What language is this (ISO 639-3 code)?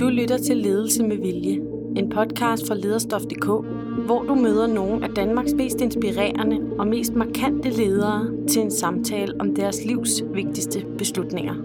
dan